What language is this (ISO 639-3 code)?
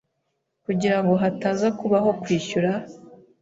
kin